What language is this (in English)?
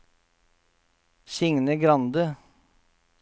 Norwegian